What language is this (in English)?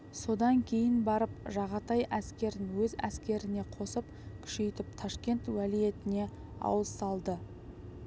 Kazakh